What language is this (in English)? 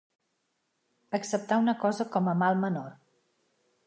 Catalan